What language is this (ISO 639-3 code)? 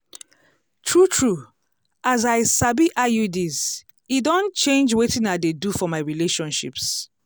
pcm